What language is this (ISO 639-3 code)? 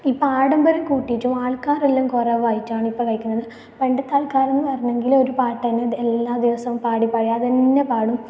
mal